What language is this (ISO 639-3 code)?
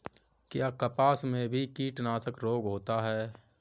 hin